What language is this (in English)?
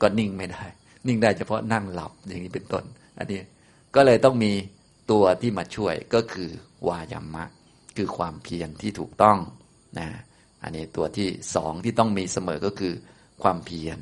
Thai